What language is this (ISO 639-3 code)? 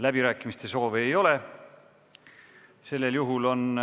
est